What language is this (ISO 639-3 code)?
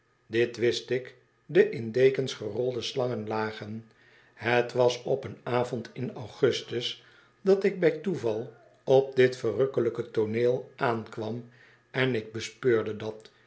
nld